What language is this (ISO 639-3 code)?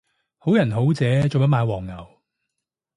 yue